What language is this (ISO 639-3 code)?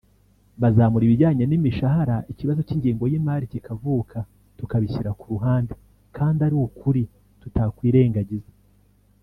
kin